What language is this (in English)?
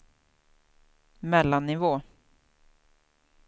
Swedish